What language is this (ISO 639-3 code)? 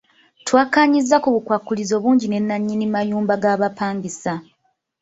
lug